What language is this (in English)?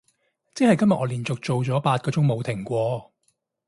Cantonese